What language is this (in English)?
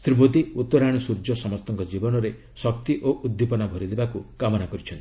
Odia